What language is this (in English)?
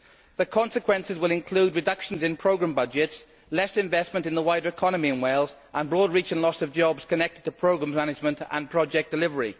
English